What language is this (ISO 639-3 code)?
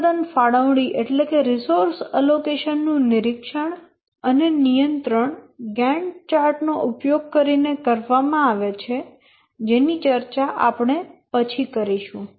guj